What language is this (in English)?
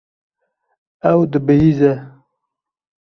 Kurdish